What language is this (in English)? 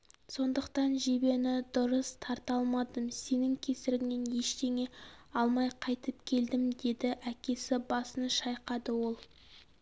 Kazakh